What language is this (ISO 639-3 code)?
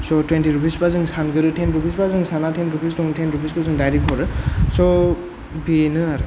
brx